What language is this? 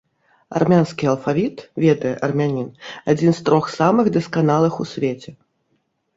Belarusian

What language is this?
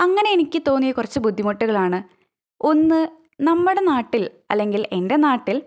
Malayalam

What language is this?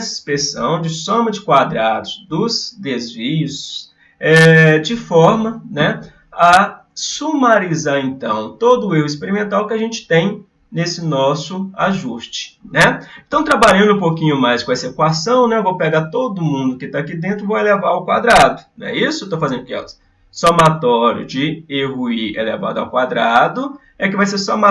Portuguese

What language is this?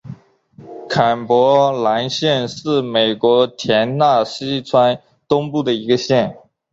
Chinese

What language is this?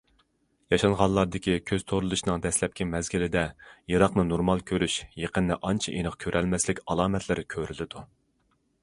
Uyghur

